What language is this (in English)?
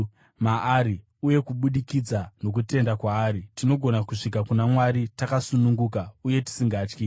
Shona